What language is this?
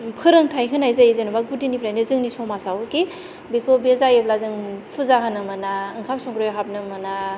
Bodo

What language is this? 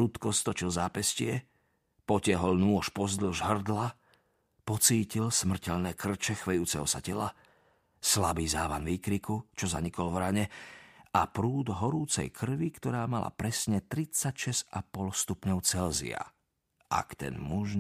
Slovak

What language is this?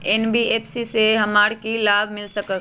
Magahi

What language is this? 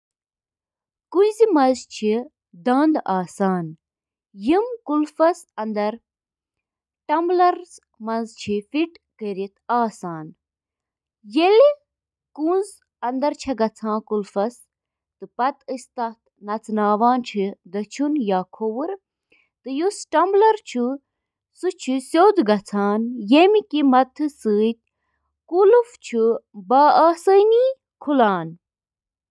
Kashmiri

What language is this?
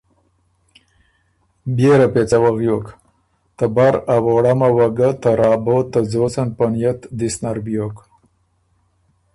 Ormuri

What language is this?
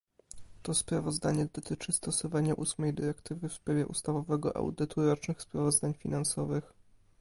Polish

